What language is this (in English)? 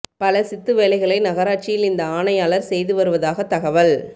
Tamil